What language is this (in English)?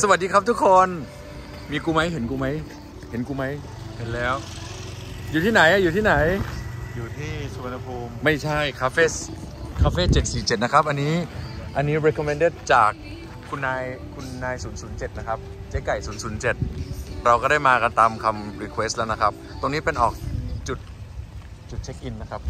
Thai